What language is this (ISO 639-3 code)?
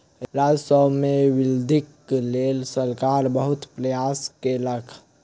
mai